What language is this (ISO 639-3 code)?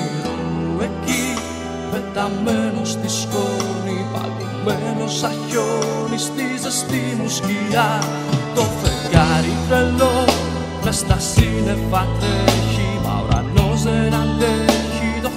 ell